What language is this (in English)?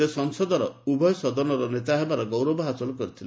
Odia